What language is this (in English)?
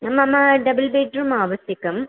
Sanskrit